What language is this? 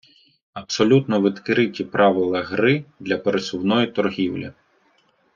Ukrainian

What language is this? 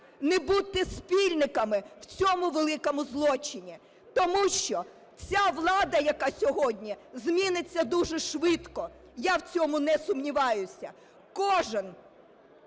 Ukrainian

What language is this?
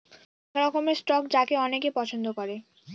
Bangla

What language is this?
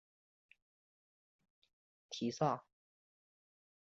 Chinese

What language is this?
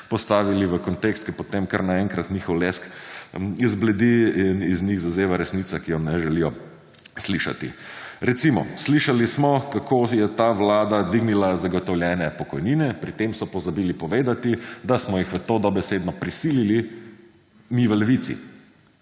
Slovenian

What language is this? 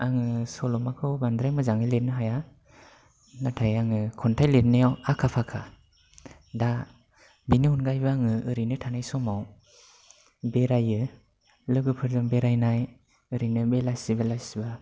Bodo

